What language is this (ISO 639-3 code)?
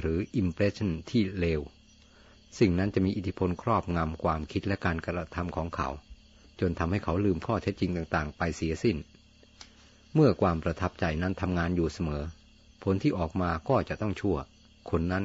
tha